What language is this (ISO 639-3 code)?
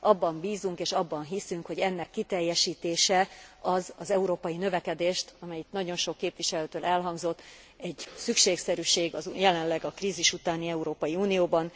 hun